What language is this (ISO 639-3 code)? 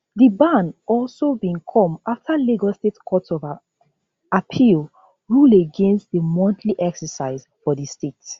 pcm